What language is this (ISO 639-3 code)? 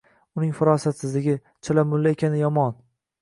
uzb